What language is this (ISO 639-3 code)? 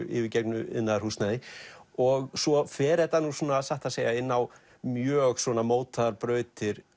isl